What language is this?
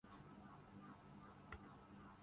Urdu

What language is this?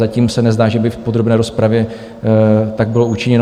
Czech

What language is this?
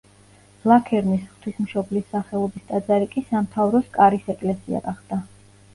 Georgian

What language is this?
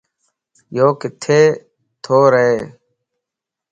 Lasi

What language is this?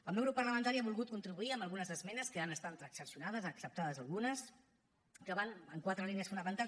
Catalan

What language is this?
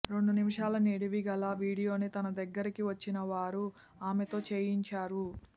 Telugu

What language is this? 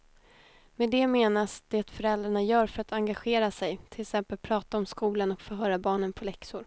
Swedish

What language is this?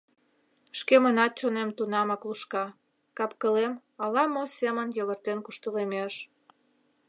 Mari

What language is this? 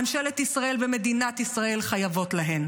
Hebrew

